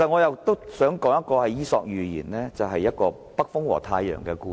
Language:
Cantonese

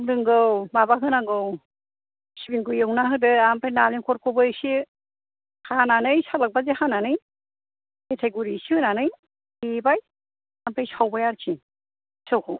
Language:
Bodo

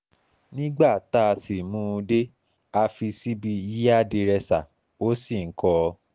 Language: Yoruba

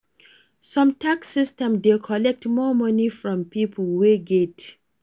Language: Nigerian Pidgin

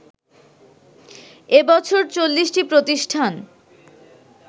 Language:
Bangla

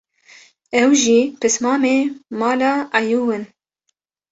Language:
Kurdish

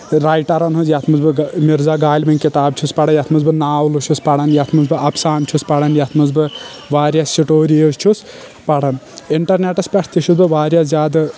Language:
Kashmiri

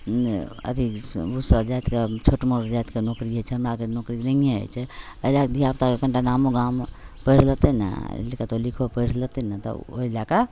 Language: Maithili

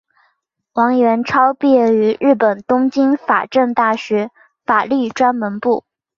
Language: Chinese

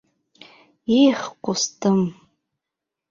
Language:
Bashkir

